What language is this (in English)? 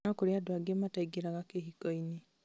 Kikuyu